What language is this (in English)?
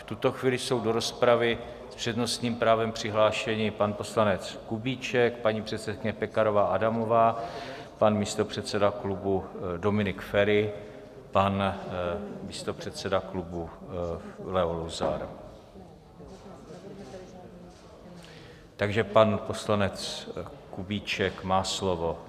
Czech